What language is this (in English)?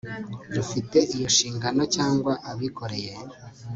Kinyarwanda